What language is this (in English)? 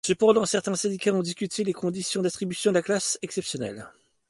French